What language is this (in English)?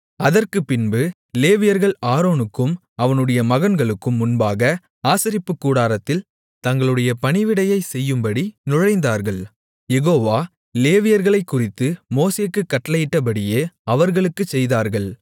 Tamil